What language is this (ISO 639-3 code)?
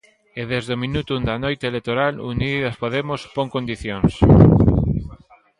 glg